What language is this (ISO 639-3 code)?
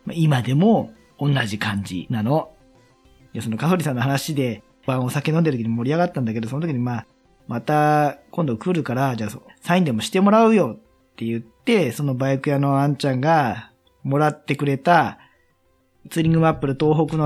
jpn